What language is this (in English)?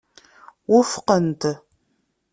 Kabyle